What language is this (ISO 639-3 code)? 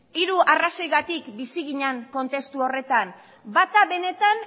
eus